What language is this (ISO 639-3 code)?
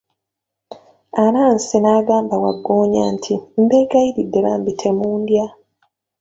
lug